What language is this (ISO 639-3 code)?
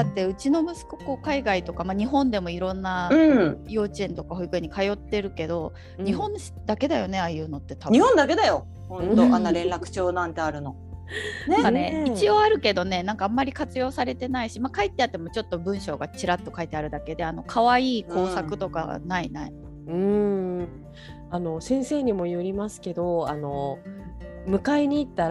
jpn